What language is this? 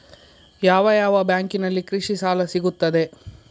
Kannada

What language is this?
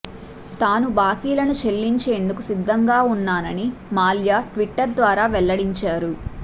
Telugu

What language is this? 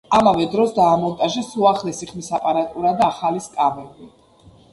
Georgian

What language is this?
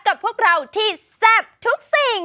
Thai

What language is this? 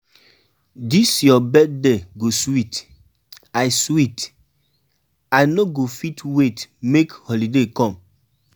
Nigerian Pidgin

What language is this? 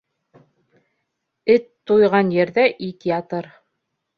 Bashkir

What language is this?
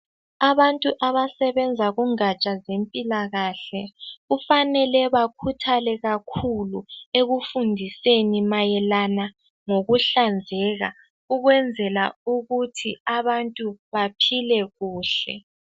North Ndebele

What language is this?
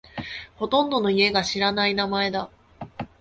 Japanese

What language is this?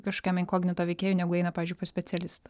Lithuanian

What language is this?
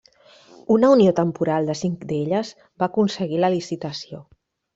Catalan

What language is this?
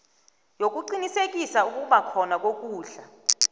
South Ndebele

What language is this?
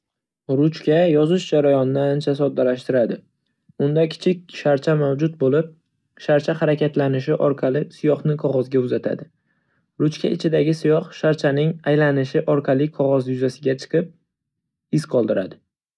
Uzbek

